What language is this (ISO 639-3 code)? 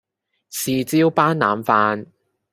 yue